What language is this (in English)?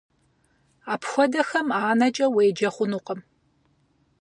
Kabardian